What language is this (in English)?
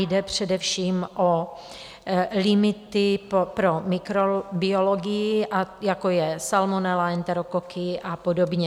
Czech